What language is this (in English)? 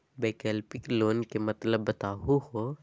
Magahi